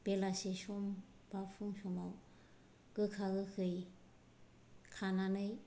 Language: Bodo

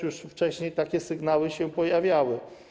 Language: Polish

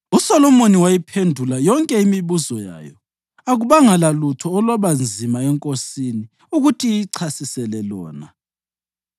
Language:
North Ndebele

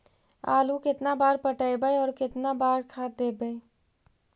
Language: Magahi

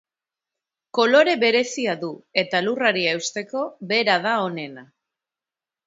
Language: Basque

